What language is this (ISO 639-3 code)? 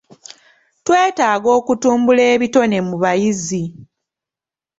lug